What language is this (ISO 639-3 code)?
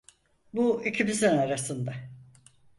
tur